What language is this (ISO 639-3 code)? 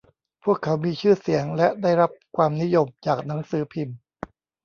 tha